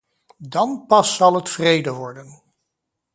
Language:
Dutch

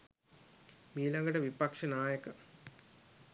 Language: Sinhala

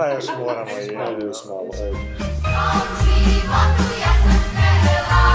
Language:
Croatian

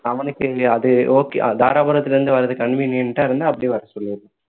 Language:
Tamil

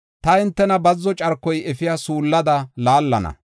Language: Gofa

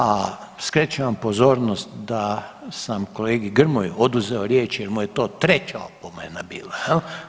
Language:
Croatian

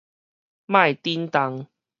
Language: Min Nan Chinese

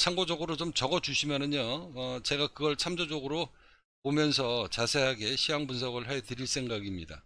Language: Korean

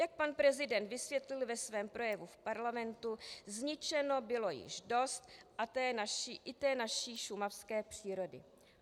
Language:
Czech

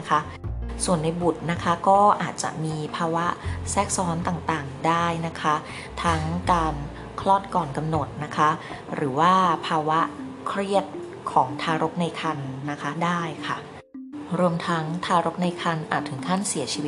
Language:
Thai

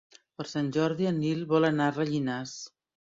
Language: Catalan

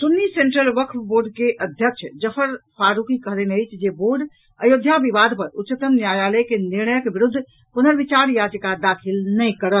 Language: Maithili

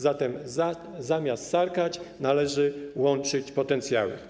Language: Polish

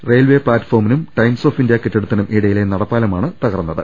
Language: Malayalam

